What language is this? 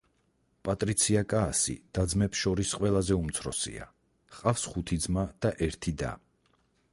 Georgian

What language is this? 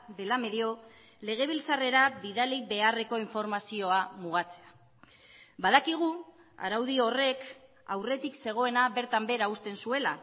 Basque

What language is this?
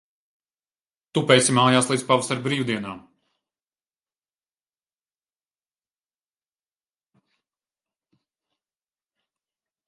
Latvian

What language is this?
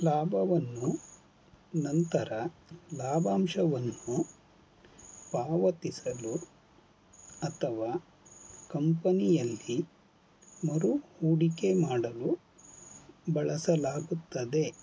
Kannada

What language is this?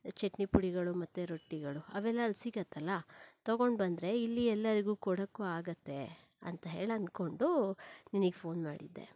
Kannada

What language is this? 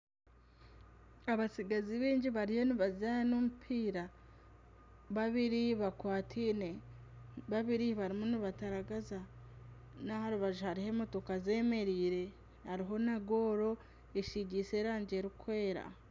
Nyankole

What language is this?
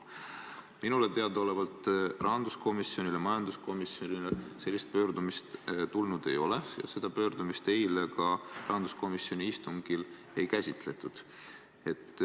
Estonian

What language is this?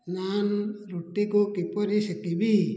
Odia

